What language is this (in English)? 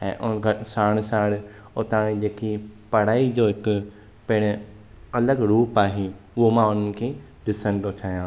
Sindhi